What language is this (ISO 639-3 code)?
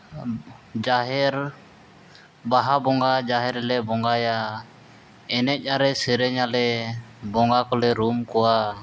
sat